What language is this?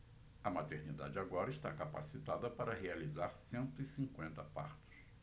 Portuguese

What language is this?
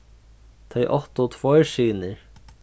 Faroese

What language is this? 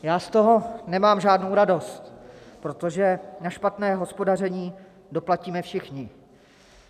Czech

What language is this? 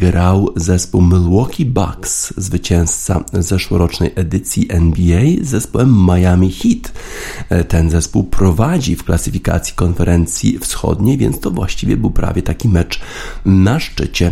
Polish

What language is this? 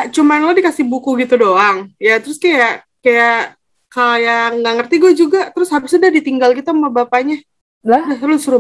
Indonesian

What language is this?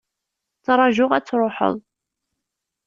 Kabyle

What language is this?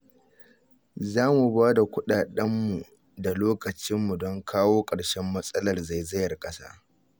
Hausa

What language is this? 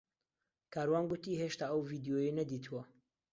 Central Kurdish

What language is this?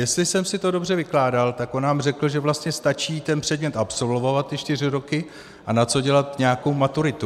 Czech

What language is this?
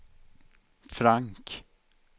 Swedish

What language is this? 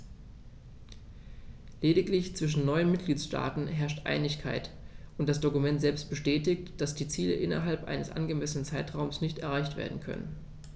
German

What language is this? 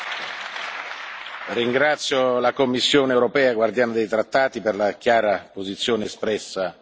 Italian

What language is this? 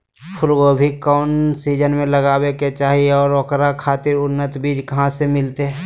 Magahi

